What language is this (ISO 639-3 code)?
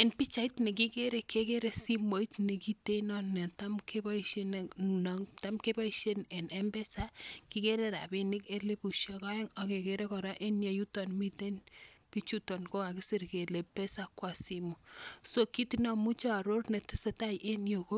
kln